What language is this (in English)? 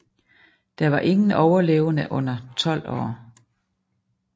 Danish